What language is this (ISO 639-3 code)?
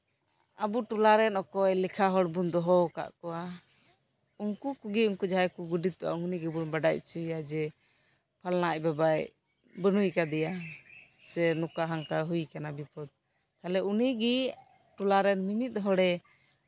sat